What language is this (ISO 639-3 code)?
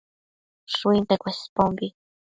mcf